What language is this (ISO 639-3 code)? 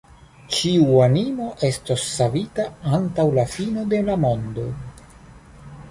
epo